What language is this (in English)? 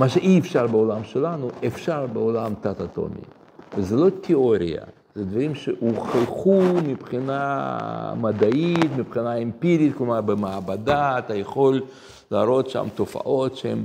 Hebrew